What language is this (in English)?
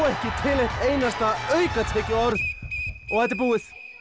Icelandic